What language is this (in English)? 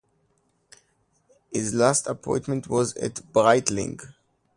English